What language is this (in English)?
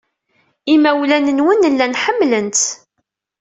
Kabyle